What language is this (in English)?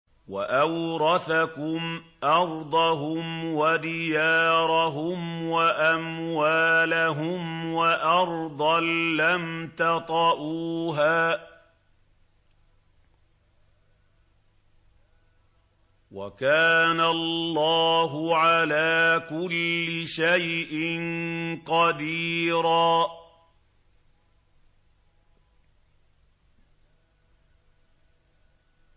Arabic